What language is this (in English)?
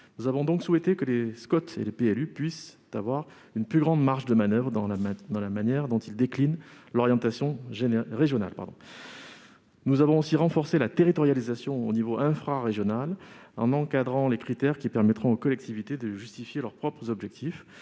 French